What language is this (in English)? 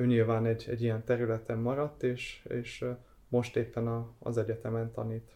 Hungarian